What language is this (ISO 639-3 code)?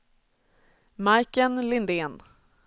swe